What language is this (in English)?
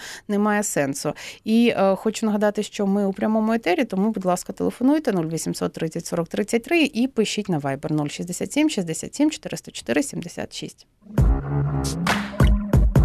Ukrainian